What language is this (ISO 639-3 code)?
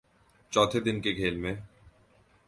urd